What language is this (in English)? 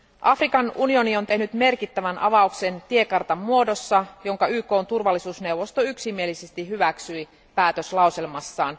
Finnish